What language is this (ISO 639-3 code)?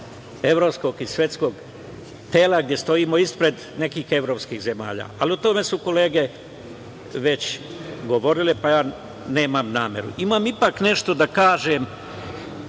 srp